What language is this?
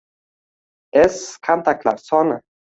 Uzbek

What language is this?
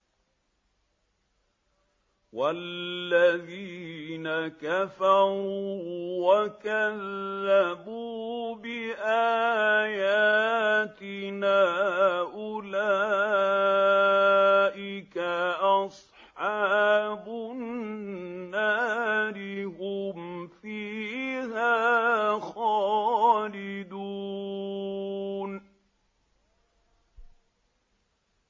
Arabic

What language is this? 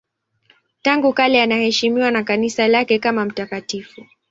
Swahili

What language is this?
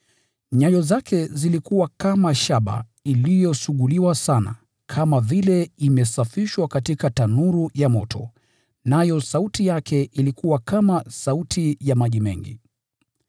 Swahili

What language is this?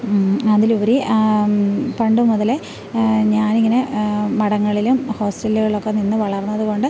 Malayalam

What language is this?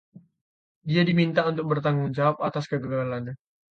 Indonesian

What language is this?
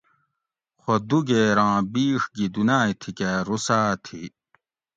Gawri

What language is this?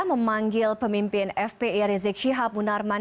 Indonesian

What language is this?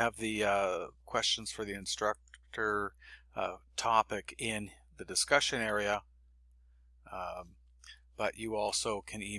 English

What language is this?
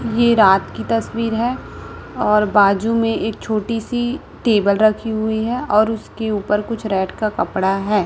Hindi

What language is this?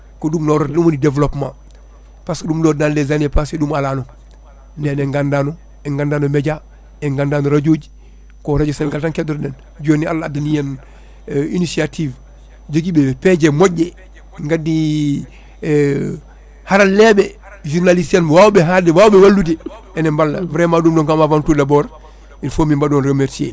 Fula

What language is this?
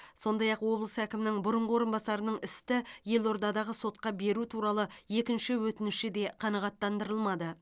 Kazakh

